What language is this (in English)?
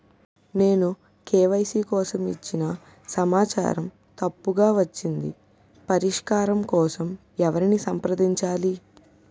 Telugu